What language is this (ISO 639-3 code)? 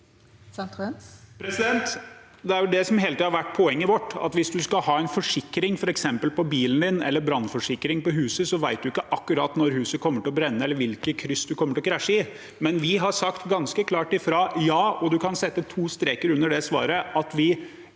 nor